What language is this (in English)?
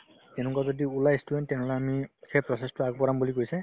Assamese